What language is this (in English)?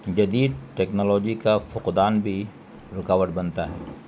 Urdu